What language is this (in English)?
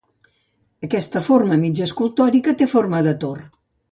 Catalan